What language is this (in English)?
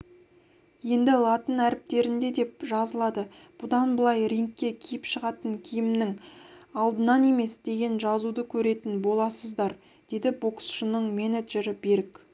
Kazakh